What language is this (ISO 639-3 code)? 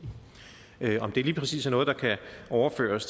dan